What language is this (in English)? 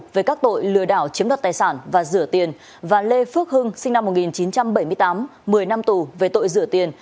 Vietnamese